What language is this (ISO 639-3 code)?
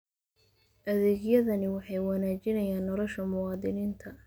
som